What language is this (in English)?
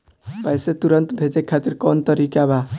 Bhojpuri